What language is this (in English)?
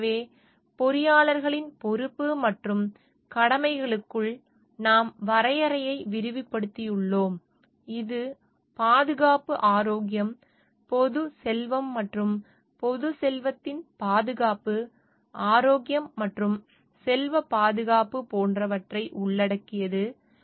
Tamil